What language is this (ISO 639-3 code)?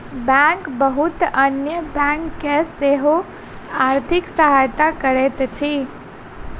mai